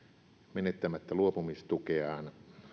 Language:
Finnish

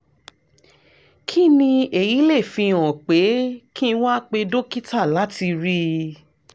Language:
Yoruba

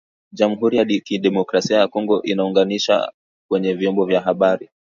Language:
Swahili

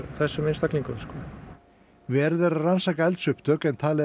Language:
Icelandic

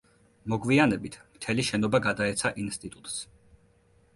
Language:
Georgian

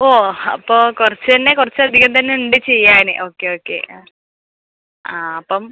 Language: Malayalam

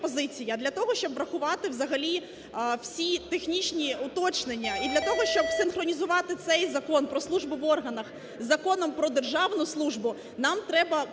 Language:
Ukrainian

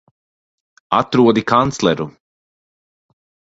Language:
Latvian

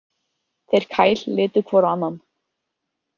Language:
Icelandic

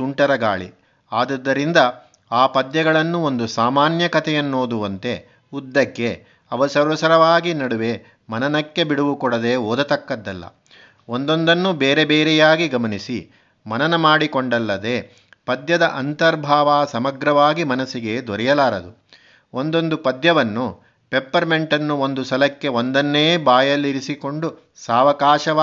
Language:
Kannada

